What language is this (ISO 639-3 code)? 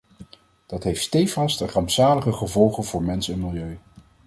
nld